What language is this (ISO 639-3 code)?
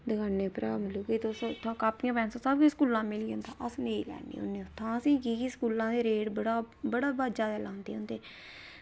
doi